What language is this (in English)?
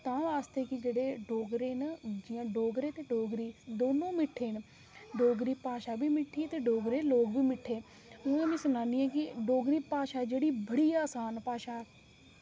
Dogri